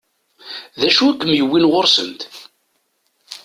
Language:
Kabyle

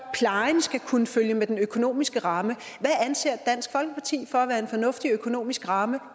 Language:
Danish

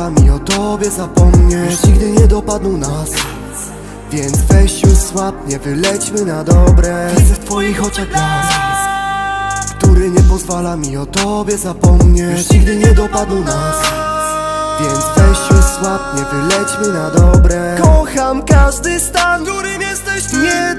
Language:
Polish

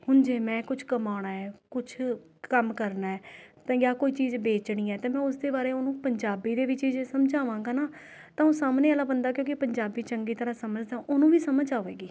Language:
Punjabi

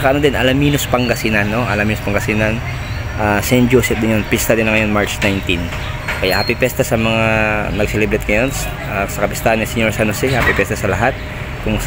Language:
Filipino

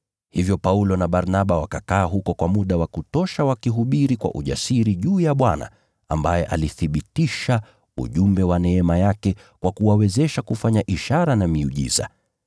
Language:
Swahili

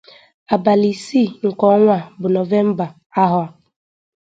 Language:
Igbo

